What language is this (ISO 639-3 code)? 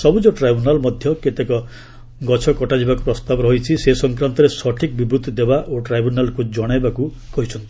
ori